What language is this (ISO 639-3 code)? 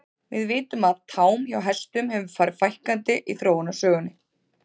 isl